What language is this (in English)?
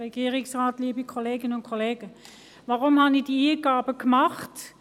Swiss German